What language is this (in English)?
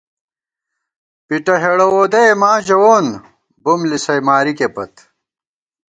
Gawar-Bati